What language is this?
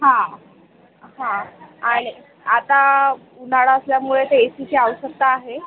Marathi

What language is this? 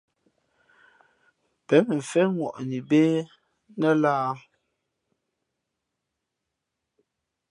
Fe'fe'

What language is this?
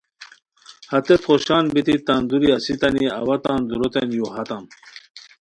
Khowar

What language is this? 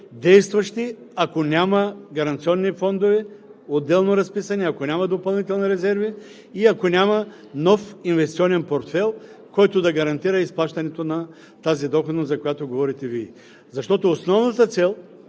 Bulgarian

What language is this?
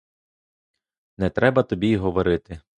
Ukrainian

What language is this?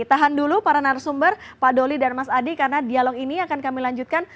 Indonesian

